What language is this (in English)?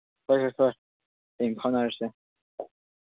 Manipuri